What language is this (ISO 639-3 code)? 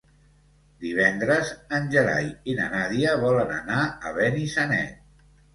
cat